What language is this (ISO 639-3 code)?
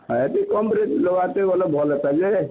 ori